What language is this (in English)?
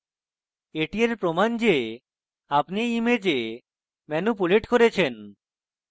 Bangla